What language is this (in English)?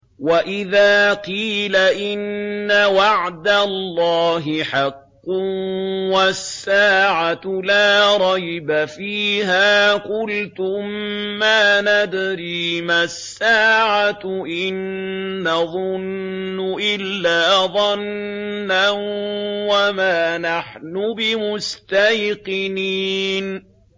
Arabic